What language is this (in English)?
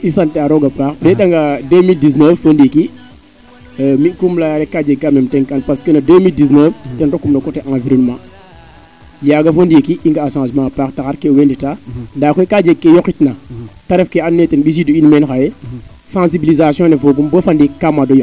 Serer